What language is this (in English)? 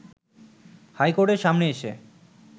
Bangla